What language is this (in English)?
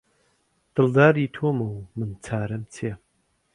Central Kurdish